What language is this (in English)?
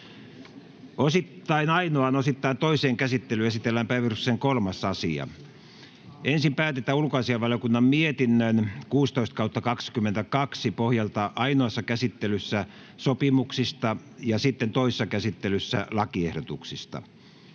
Finnish